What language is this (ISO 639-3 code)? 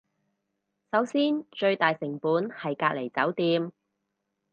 yue